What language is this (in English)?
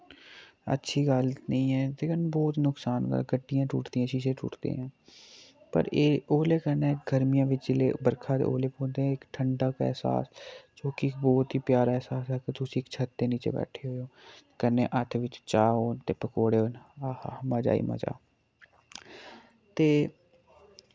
Dogri